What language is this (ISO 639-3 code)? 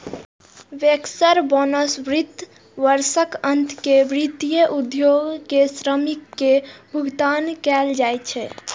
mai